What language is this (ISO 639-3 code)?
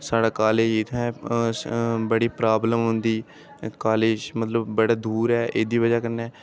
doi